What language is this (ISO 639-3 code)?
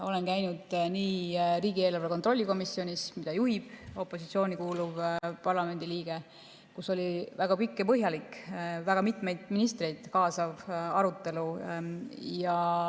est